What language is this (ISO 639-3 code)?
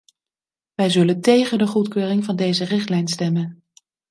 nld